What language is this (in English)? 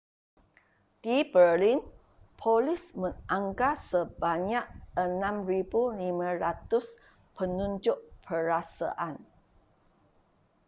Malay